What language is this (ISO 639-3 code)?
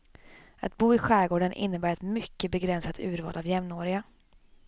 swe